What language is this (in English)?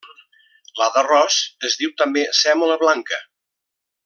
Catalan